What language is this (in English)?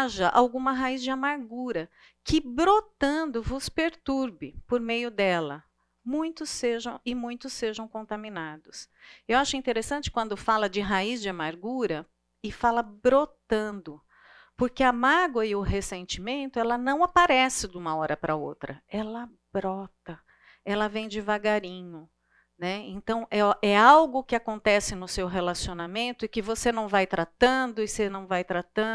Portuguese